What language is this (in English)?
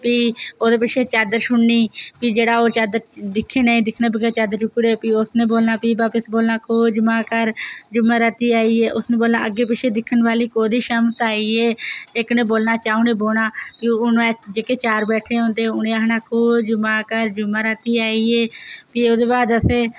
Dogri